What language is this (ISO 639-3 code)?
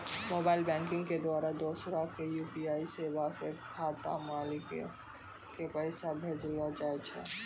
mai